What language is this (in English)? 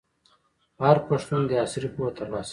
Pashto